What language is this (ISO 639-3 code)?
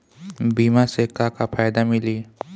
bho